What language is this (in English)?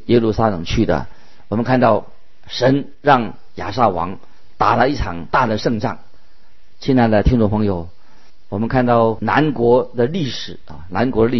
Chinese